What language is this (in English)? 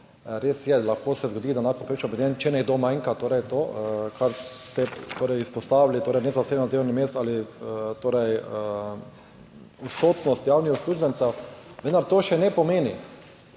Slovenian